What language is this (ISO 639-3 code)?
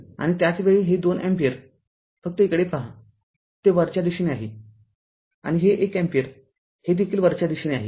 mar